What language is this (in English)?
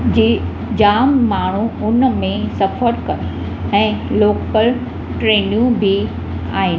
Sindhi